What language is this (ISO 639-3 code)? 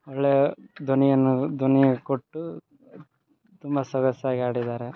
kan